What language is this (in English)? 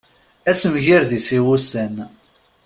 Kabyle